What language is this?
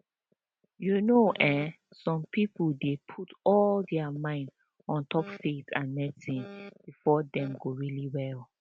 Nigerian Pidgin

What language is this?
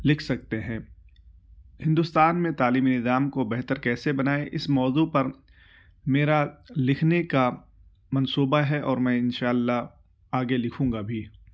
Urdu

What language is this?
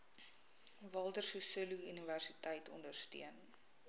Afrikaans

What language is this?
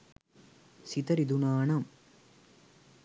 Sinhala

